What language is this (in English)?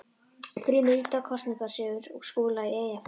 Icelandic